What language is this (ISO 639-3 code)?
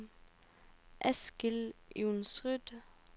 nor